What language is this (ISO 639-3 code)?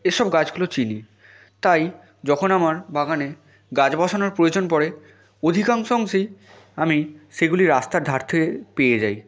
ben